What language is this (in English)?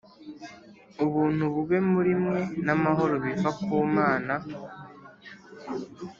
Kinyarwanda